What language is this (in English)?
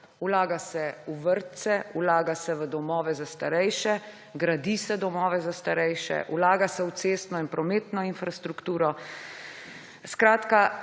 Slovenian